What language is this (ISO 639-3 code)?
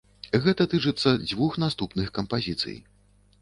bel